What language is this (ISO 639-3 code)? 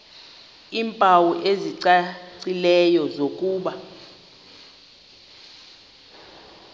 xho